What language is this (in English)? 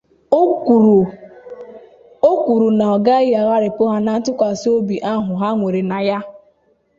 Igbo